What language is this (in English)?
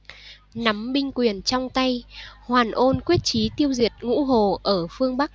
Vietnamese